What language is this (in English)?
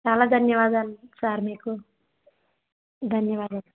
Telugu